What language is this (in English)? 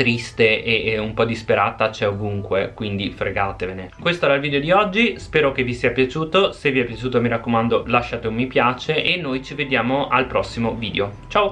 Italian